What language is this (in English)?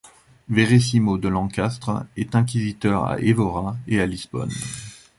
French